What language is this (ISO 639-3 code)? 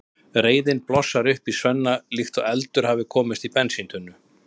isl